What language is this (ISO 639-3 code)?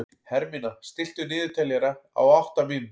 isl